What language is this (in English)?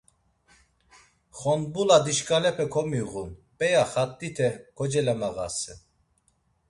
Laz